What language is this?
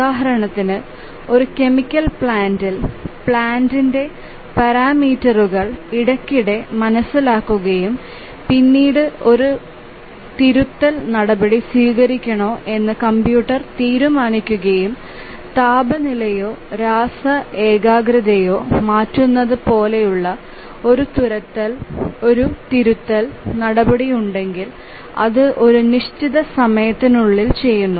Malayalam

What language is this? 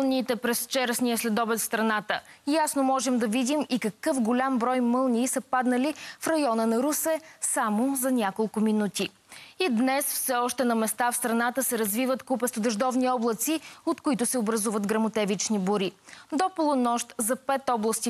Bulgarian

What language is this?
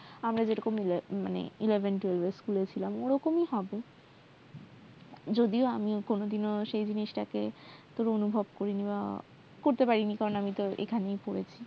Bangla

